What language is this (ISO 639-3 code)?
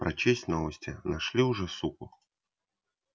rus